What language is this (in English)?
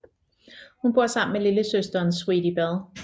Danish